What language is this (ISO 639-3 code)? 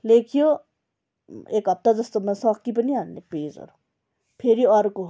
nep